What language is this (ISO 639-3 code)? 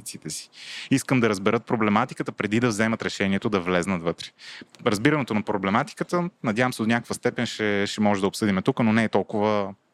bul